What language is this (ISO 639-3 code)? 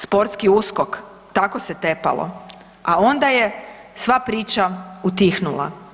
hrv